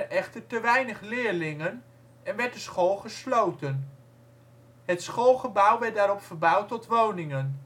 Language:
Dutch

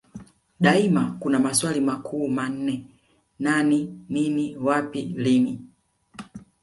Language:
Swahili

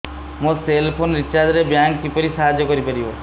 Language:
Odia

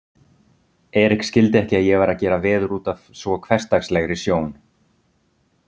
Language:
Icelandic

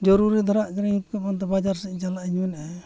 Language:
Santali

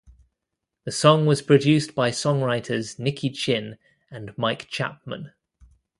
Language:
English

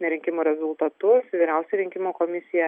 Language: Lithuanian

